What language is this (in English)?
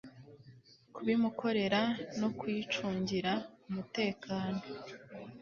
Kinyarwanda